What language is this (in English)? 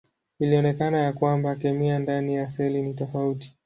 Swahili